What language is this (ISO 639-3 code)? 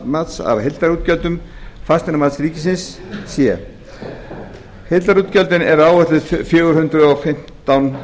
isl